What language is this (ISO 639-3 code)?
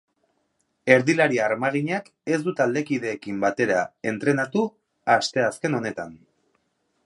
eus